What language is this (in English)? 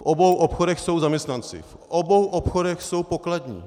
Czech